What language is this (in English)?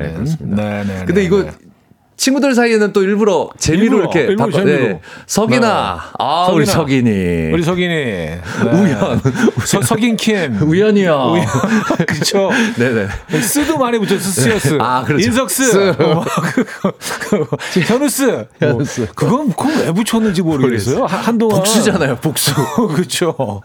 Korean